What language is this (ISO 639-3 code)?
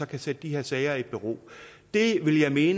dan